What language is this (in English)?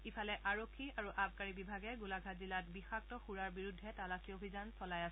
Assamese